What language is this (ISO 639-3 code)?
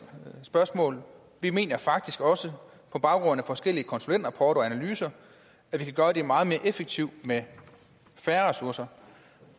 dan